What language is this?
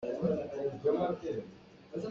Hakha Chin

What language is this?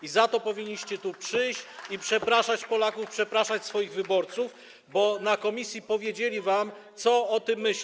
Polish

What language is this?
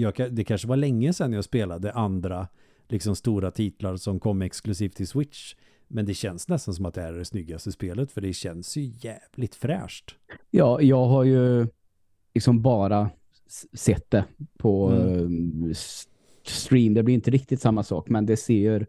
Swedish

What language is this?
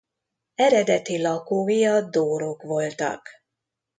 Hungarian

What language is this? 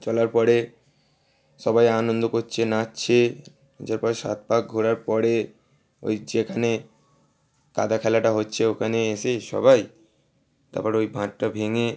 Bangla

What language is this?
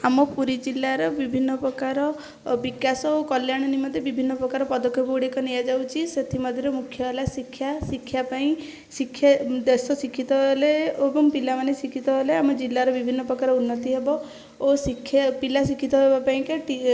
Odia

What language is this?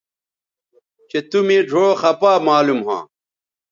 Bateri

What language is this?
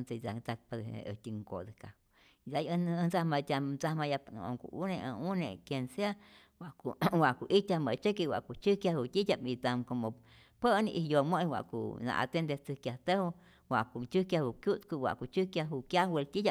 Rayón Zoque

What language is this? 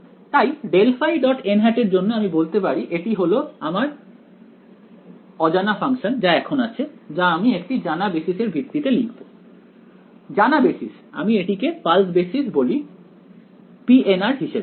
Bangla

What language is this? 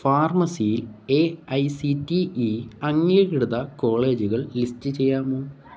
Malayalam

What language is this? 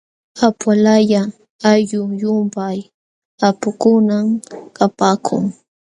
Jauja Wanca Quechua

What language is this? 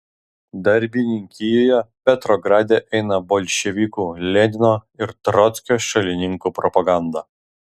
Lithuanian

